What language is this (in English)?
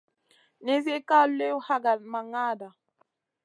Masana